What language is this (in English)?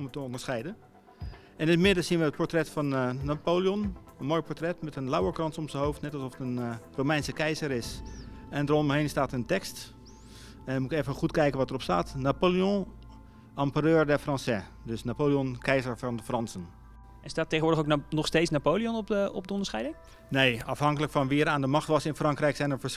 Dutch